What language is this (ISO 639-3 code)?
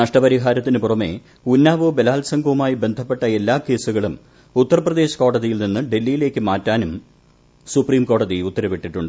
mal